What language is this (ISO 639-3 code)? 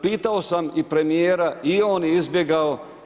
hrv